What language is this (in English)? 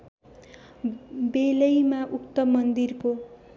Nepali